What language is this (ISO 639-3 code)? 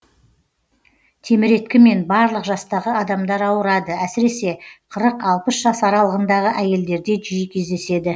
kaz